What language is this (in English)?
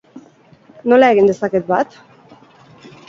Basque